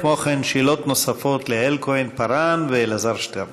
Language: Hebrew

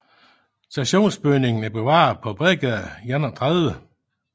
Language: Danish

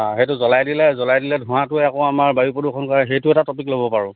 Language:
Assamese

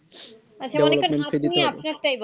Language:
Bangla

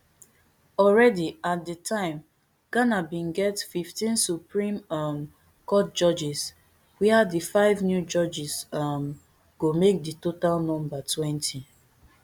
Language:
Nigerian Pidgin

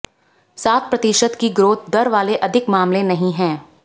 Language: Hindi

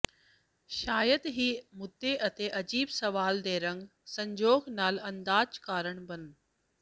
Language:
Punjabi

